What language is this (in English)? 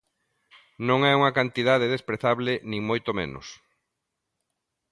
Galician